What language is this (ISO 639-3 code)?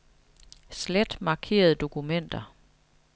dan